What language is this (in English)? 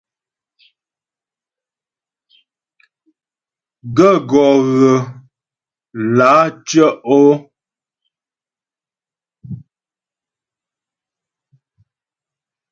Ghomala